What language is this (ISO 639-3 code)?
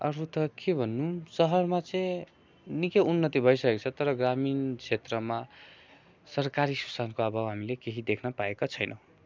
nep